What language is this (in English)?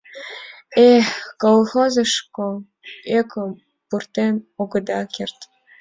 Mari